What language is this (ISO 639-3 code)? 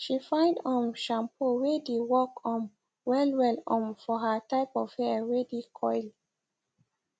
pcm